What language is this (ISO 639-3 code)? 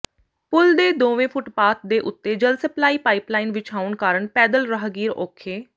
pan